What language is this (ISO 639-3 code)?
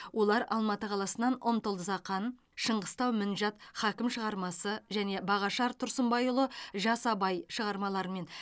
kaz